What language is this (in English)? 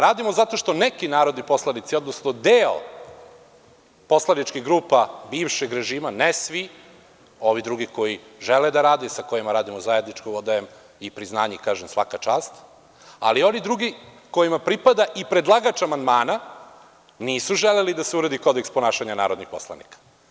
Serbian